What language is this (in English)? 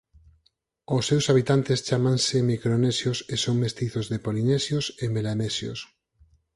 Galician